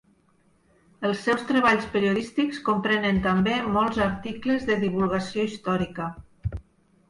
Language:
Catalan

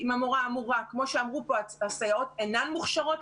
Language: Hebrew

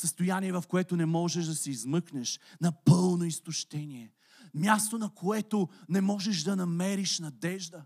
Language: Bulgarian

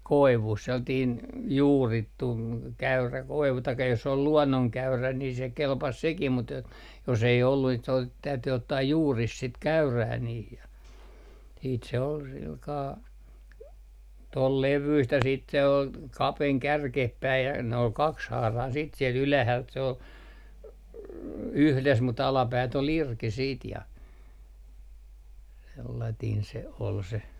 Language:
Finnish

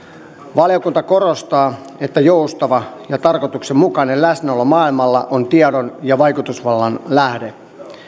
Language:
Finnish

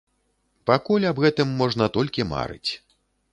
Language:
Belarusian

